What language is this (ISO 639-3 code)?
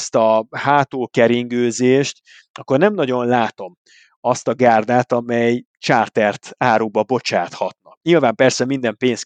hun